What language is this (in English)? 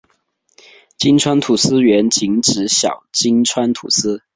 Chinese